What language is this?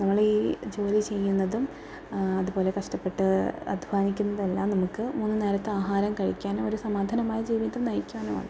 Malayalam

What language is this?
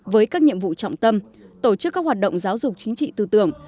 Vietnamese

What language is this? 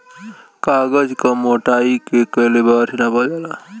Bhojpuri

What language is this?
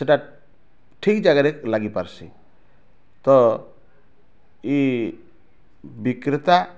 Odia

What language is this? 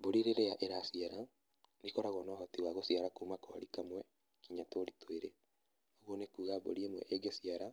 Kikuyu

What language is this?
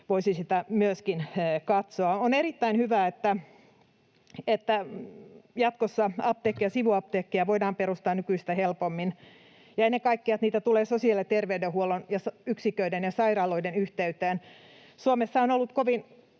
Finnish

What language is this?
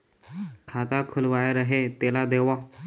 Chhattisgarhi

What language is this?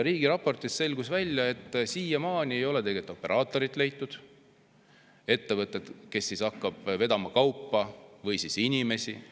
Estonian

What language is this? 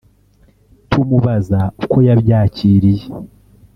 Kinyarwanda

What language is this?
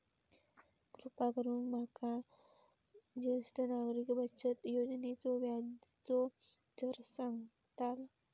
Marathi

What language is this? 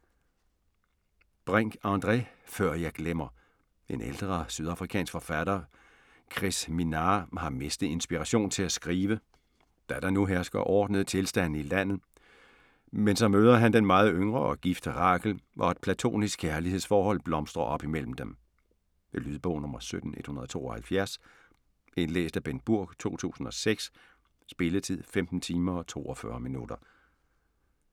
Danish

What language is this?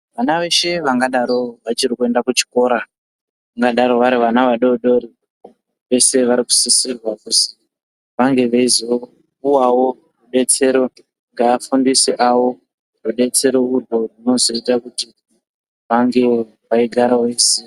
Ndau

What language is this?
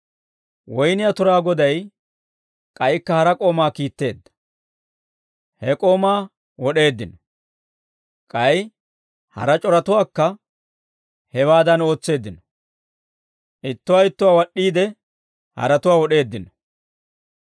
Dawro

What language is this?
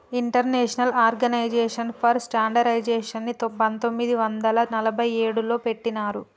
Telugu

